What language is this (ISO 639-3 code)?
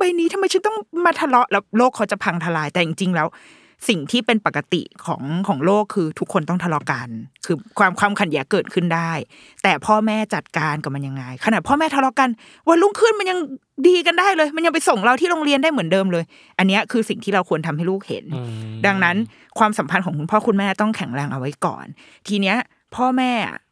tha